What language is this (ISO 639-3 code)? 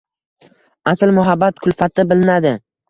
uzb